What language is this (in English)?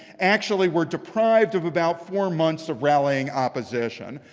English